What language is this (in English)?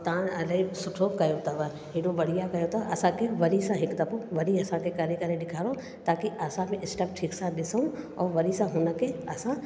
Sindhi